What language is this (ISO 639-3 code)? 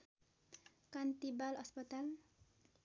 nep